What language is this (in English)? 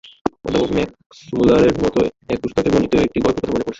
Bangla